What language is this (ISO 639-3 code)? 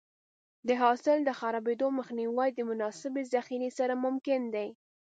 pus